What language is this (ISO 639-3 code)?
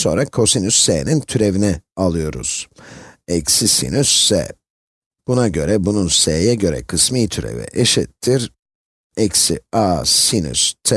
tur